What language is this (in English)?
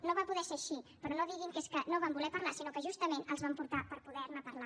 Catalan